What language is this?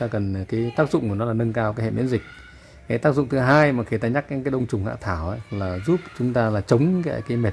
Vietnamese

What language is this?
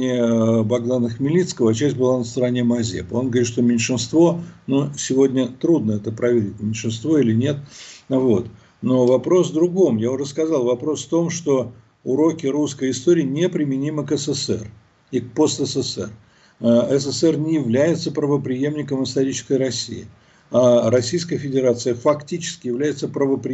Russian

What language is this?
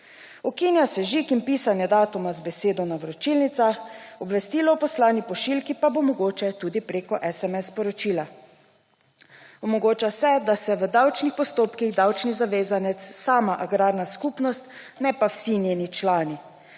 Slovenian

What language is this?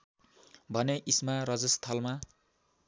Nepali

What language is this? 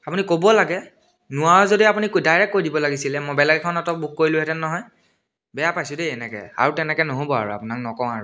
Assamese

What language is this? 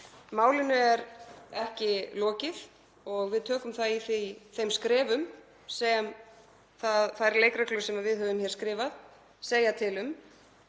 Icelandic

